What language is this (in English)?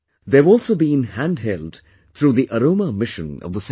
English